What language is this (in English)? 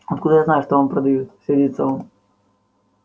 Russian